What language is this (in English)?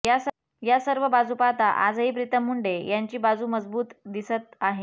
Marathi